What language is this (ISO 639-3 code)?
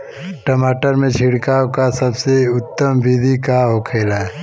bho